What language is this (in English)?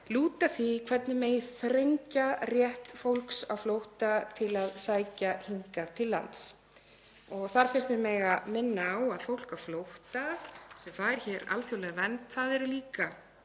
Icelandic